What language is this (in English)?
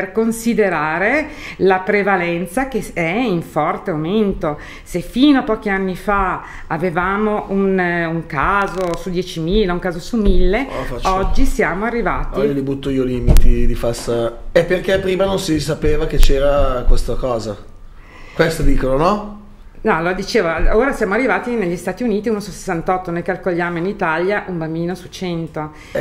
Italian